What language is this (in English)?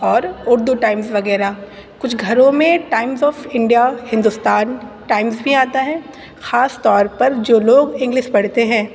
Urdu